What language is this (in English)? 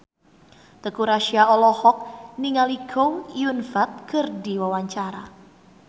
Sundanese